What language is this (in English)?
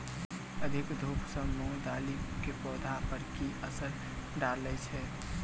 Maithili